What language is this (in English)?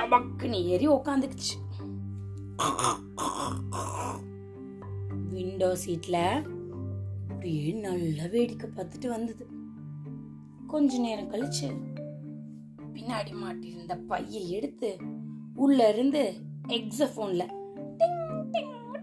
Tamil